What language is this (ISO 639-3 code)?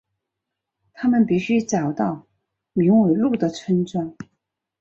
zho